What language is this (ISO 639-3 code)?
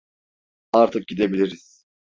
tur